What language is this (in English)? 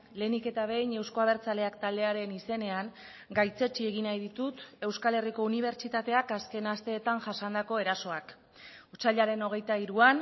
Basque